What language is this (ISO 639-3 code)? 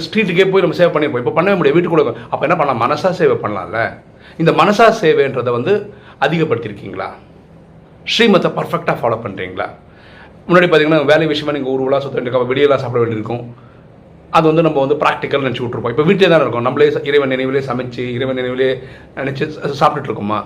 tam